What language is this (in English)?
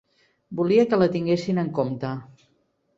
Catalan